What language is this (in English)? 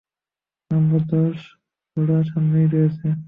Bangla